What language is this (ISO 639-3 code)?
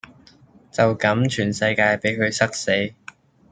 yue